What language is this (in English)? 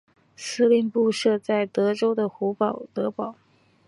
Chinese